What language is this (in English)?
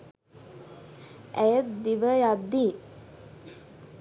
Sinhala